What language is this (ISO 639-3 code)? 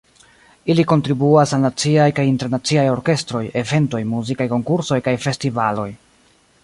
epo